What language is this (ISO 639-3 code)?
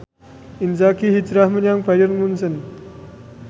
jav